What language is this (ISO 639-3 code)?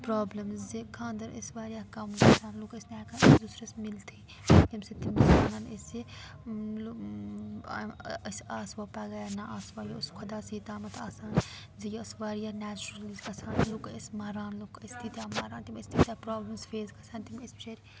kas